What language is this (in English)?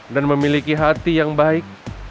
Indonesian